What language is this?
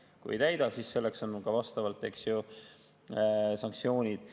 Estonian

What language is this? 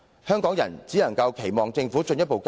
Cantonese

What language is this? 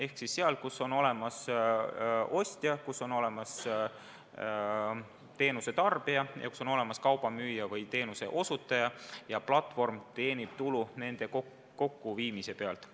Estonian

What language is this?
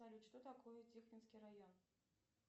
Russian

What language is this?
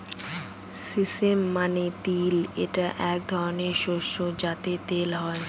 Bangla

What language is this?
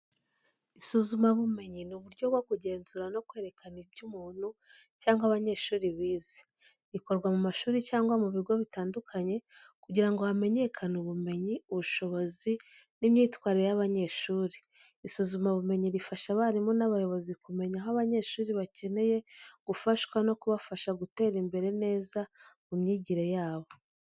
Kinyarwanda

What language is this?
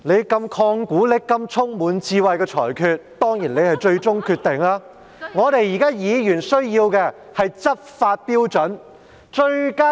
Cantonese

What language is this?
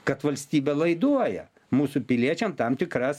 Lithuanian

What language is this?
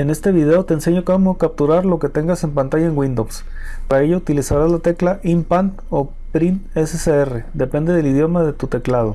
Spanish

